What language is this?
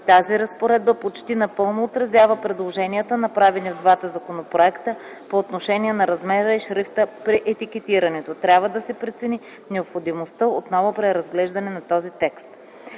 Bulgarian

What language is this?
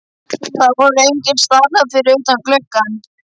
Icelandic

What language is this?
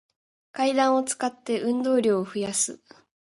Japanese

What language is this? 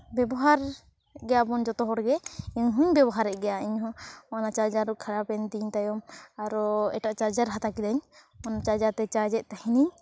Santali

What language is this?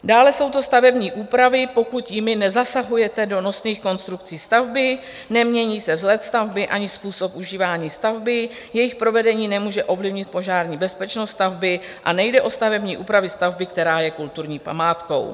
Czech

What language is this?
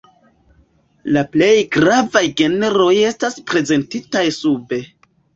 Esperanto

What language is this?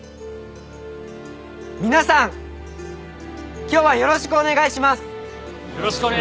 Japanese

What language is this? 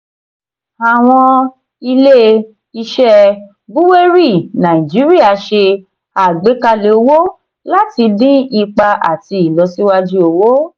Yoruba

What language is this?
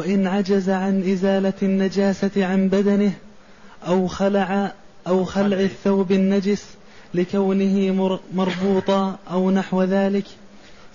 Arabic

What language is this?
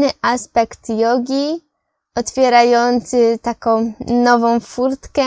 Polish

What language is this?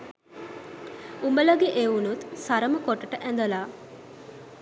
Sinhala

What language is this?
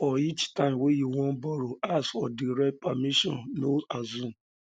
Nigerian Pidgin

